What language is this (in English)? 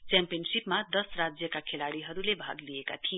Nepali